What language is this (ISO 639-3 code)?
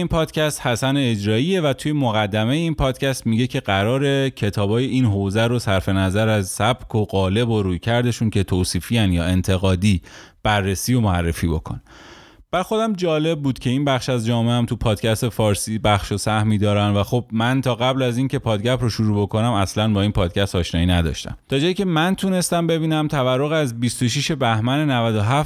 fas